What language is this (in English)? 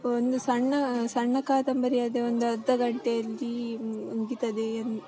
Kannada